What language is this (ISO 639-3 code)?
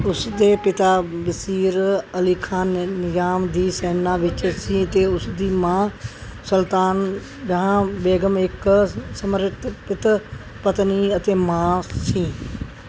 pan